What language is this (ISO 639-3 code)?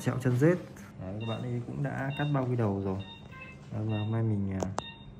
vie